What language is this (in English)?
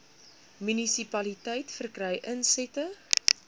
Afrikaans